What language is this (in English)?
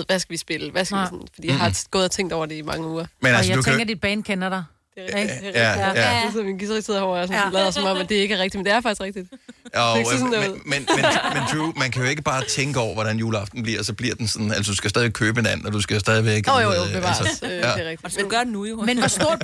Danish